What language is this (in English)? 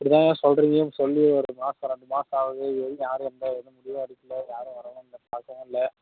Tamil